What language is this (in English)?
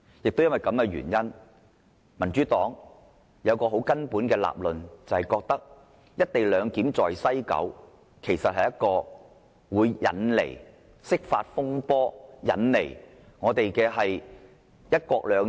Cantonese